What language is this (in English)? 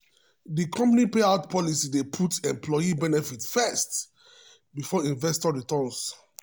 Nigerian Pidgin